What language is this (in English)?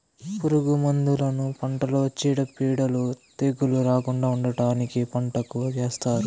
Telugu